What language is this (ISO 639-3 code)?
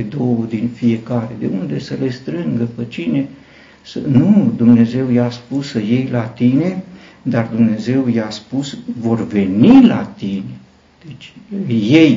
ron